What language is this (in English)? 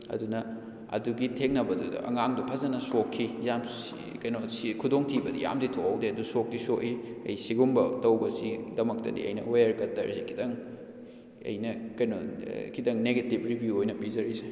Manipuri